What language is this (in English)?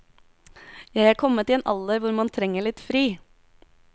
Norwegian